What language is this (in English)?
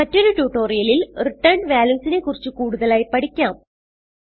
Malayalam